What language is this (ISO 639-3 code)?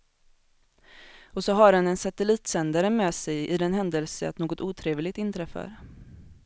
swe